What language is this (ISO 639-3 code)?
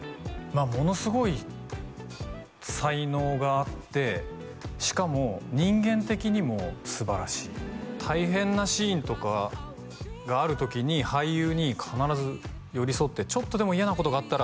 jpn